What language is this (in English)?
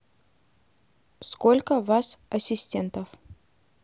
Russian